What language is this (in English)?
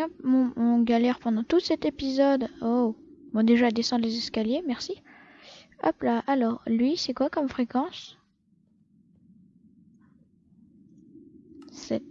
French